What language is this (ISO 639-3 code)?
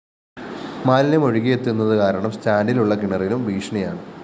mal